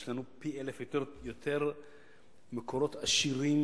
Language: Hebrew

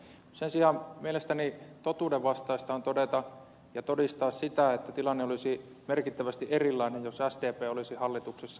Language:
Finnish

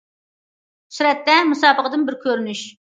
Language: Uyghur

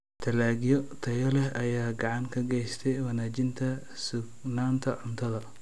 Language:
Somali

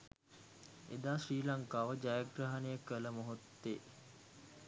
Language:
Sinhala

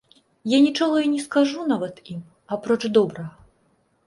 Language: Belarusian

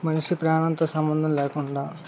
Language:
Telugu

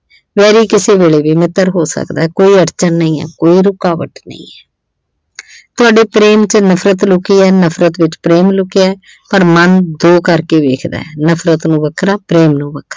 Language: Punjabi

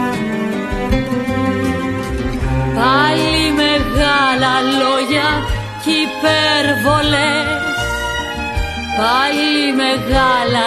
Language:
Greek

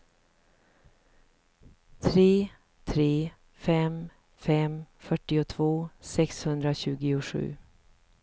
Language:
Swedish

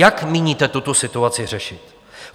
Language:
Czech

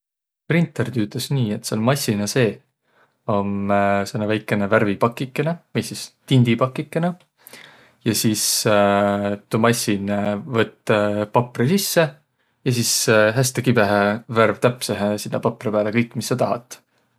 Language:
Võro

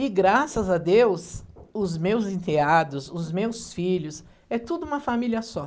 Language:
Portuguese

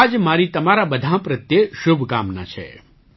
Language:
Gujarati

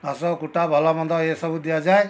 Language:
Odia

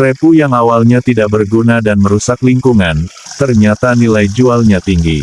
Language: Indonesian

